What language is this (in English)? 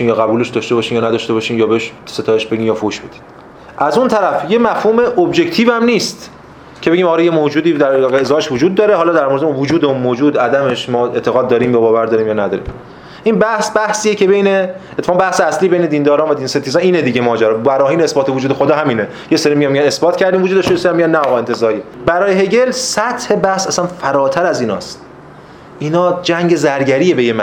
Persian